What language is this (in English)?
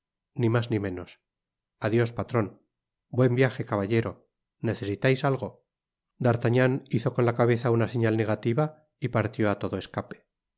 Spanish